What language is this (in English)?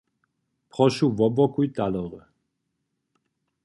Upper Sorbian